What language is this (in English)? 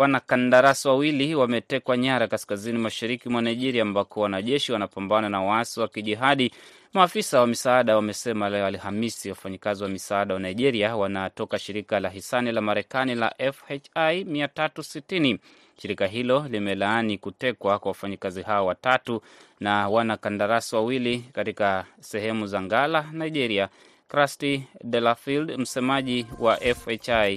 Swahili